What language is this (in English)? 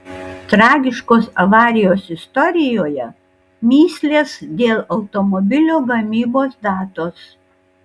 Lithuanian